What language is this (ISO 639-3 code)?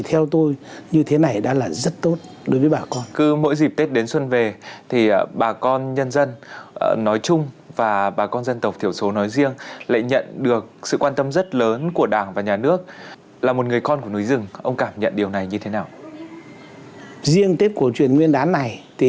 vie